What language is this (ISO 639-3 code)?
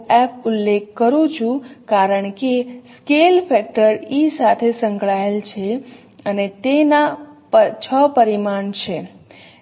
guj